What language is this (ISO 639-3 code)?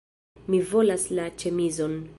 epo